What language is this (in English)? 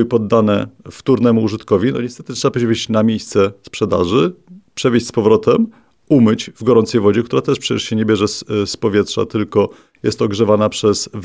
Polish